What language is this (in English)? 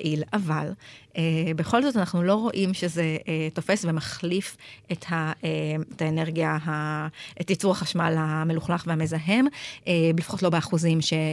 Hebrew